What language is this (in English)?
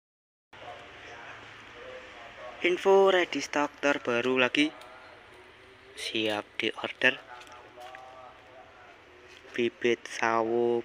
Indonesian